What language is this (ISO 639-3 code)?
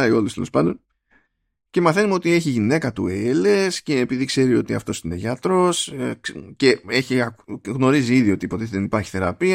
ell